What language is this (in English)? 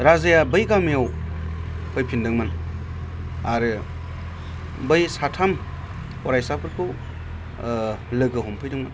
Bodo